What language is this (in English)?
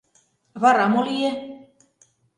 Mari